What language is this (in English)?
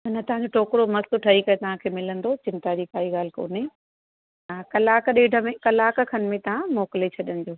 Sindhi